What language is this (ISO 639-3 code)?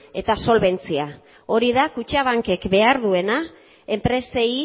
eus